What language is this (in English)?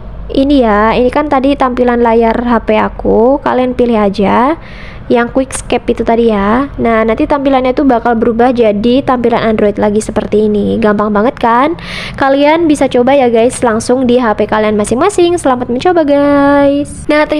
Indonesian